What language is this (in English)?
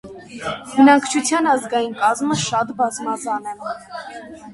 Armenian